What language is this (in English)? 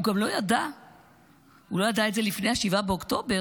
Hebrew